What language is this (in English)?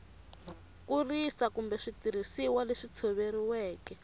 Tsonga